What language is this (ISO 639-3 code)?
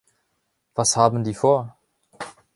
deu